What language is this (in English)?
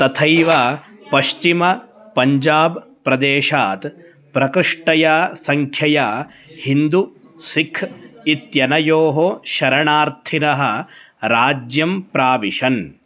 Sanskrit